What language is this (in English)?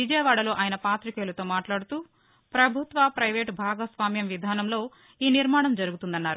Telugu